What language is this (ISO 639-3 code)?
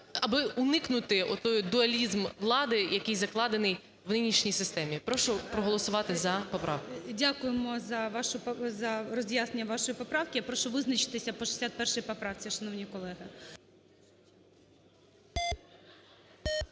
ukr